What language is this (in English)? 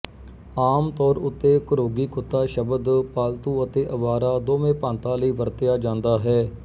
Punjabi